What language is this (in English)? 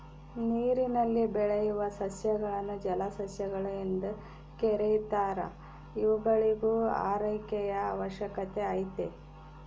Kannada